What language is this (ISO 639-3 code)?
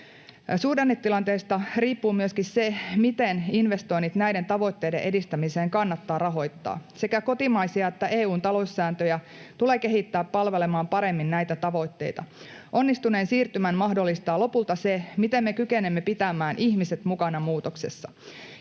fin